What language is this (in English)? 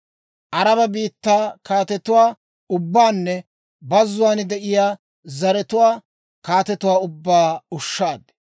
Dawro